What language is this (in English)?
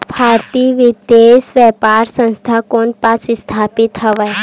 Chhattisgarhi